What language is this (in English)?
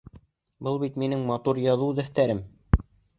Bashkir